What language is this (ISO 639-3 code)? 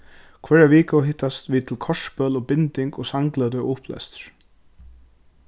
fao